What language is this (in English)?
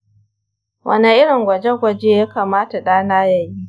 Hausa